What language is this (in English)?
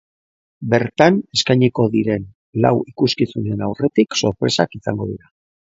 Basque